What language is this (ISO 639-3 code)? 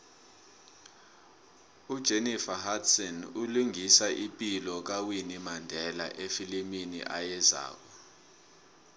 nbl